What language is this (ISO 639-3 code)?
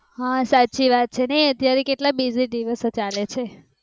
guj